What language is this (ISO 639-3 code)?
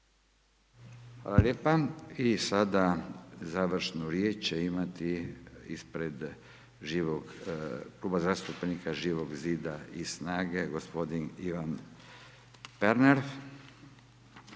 hrv